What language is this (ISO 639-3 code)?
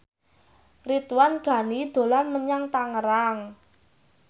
jav